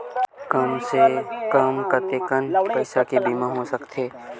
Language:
Chhattisgarhi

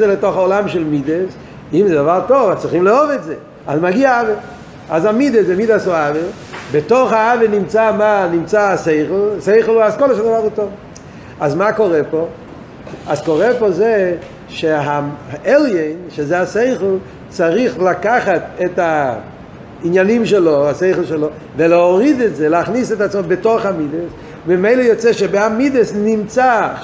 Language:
Hebrew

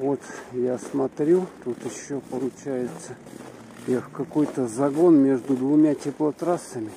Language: Russian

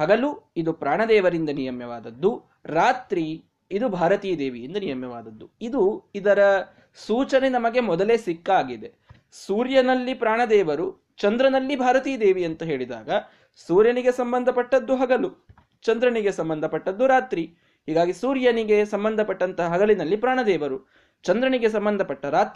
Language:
Kannada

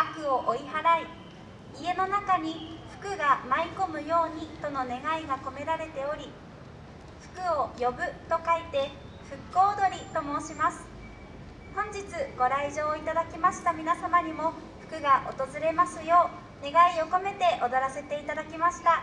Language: Japanese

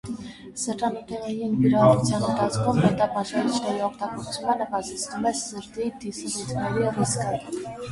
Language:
Armenian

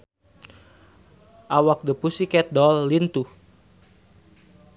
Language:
Sundanese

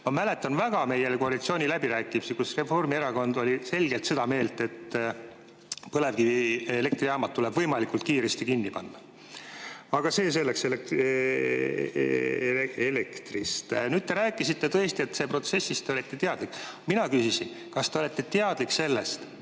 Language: Estonian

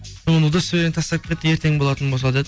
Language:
Kazakh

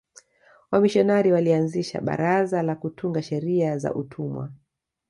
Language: Swahili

